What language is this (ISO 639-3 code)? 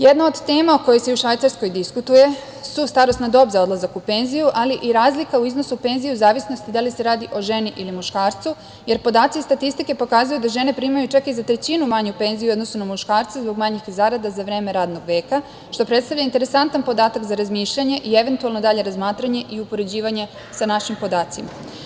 srp